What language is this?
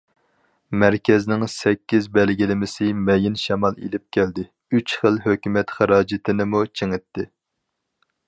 Uyghur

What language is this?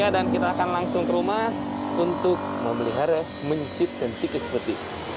Indonesian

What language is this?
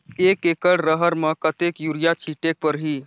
Chhattisgarhi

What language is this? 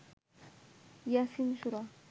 Bangla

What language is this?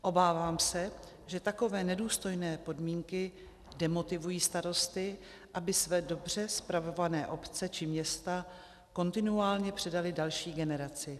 Czech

